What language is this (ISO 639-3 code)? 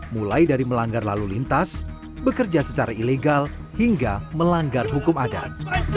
ind